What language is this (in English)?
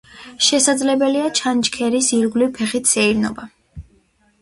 Georgian